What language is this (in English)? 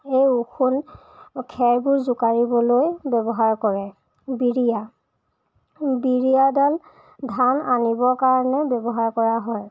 Assamese